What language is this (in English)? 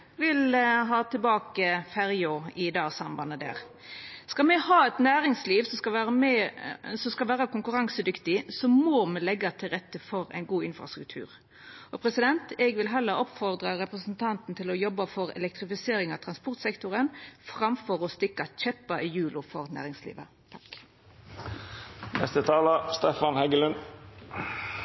Norwegian Nynorsk